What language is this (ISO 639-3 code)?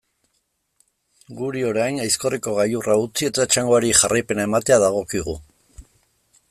eus